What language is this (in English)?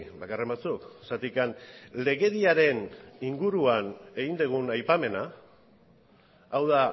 Basque